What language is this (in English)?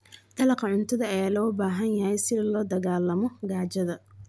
Somali